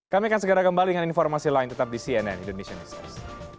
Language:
Indonesian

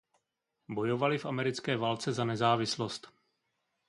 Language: Czech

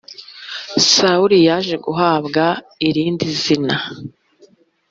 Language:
Kinyarwanda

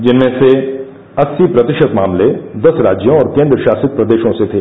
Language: Hindi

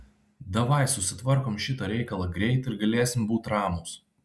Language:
Lithuanian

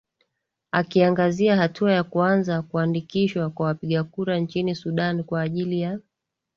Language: Swahili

